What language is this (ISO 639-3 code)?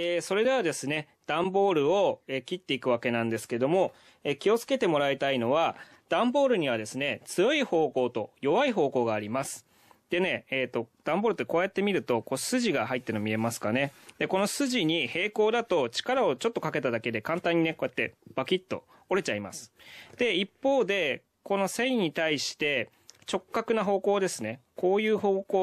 jpn